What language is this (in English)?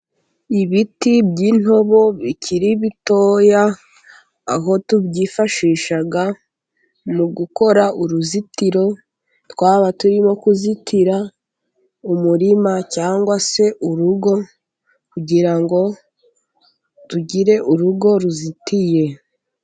Kinyarwanda